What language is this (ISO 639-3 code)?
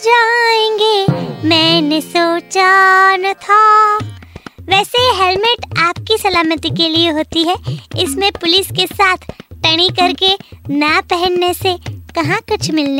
hin